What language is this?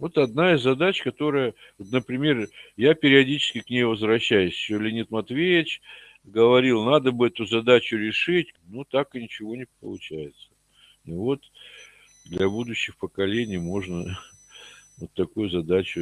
Russian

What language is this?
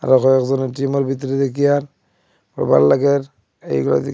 Bangla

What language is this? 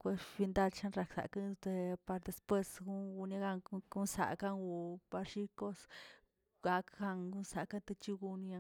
Tilquiapan Zapotec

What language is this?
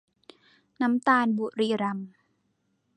Thai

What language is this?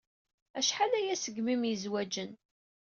Kabyle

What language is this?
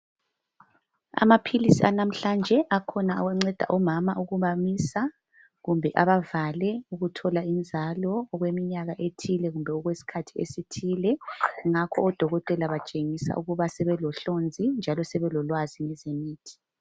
North Ndebele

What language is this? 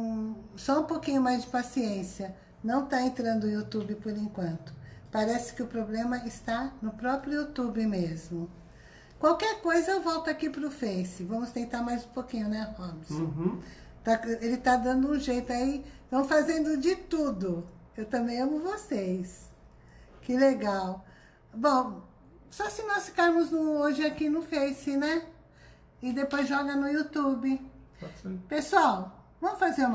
Portuguese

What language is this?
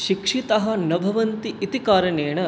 Sanskrit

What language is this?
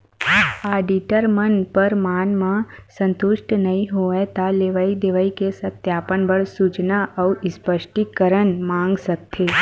Chhattisgarhi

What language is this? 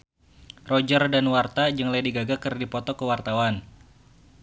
Sundanese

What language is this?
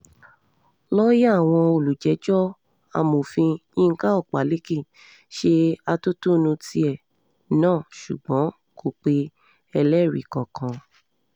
Yoruba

